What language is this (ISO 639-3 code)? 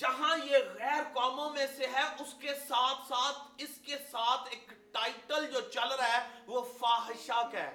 urd